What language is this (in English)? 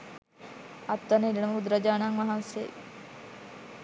Sinhala